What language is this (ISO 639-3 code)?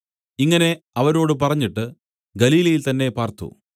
mal